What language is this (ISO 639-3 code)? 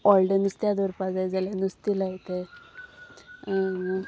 kok